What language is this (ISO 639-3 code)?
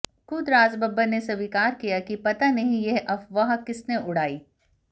hin